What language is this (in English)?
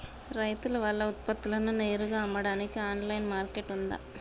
Telugu